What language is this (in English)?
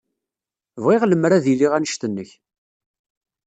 Kabyle